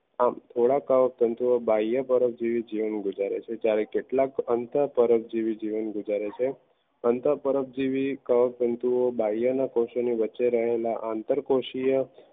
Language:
Gujarati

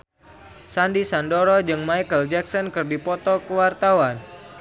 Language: Sundanese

